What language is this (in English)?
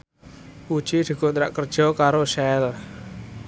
Javanese